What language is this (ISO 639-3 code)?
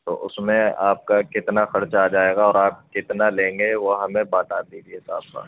urd